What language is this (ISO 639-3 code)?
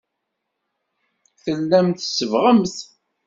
kab